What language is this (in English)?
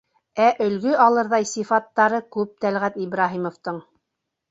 Bashkir